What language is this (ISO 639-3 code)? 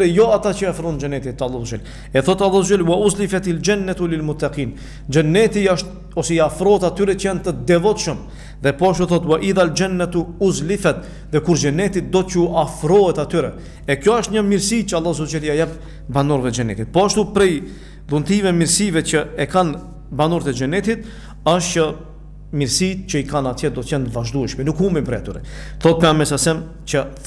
ron